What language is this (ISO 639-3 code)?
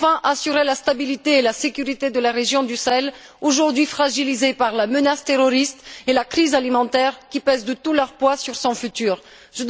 fra